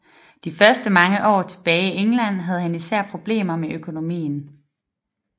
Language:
Danish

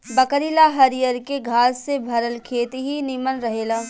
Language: Bhojpuri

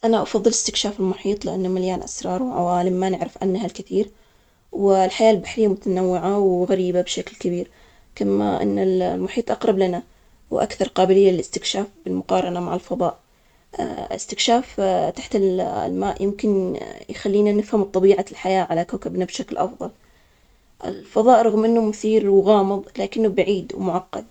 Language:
Omani Arabic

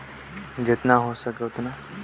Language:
Chhattisgarhi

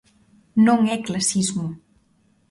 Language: Galician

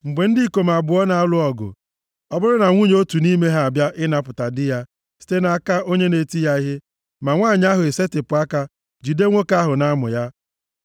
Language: Igbo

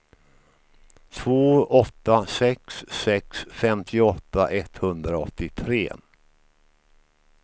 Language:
Swedish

